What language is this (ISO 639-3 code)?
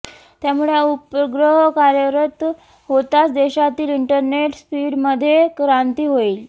mar